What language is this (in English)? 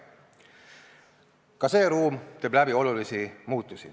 Estonian